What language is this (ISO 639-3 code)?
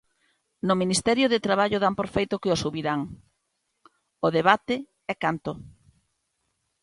glg